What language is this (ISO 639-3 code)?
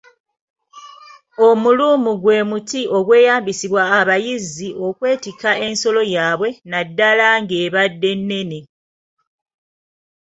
lug